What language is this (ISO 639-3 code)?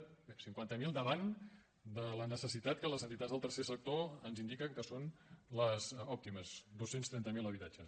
cat